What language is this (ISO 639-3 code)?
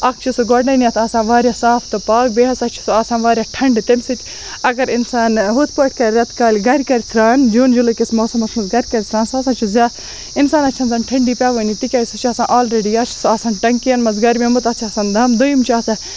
kas